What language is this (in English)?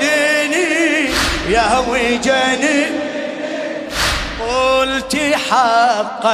Arabic